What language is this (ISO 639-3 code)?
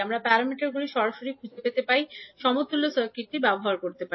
ben